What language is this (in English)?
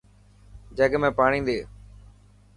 Dhatki